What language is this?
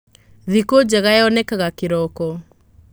Kikuyu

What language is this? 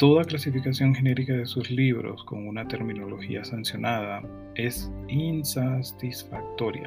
Spanish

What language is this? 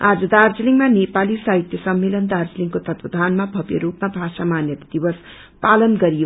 Nepali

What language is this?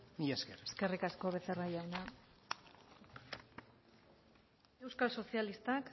Basque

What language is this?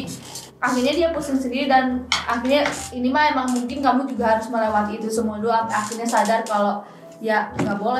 Indonesian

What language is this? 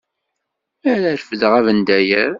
Kabyle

